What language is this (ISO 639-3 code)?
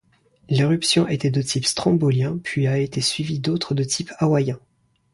fra